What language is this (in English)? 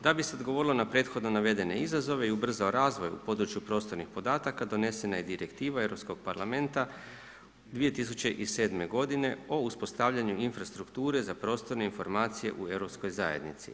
Croatian